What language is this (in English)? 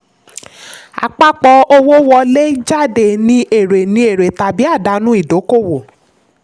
Yoruba